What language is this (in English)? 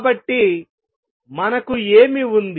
Telugu